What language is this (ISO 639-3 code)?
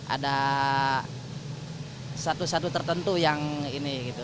ind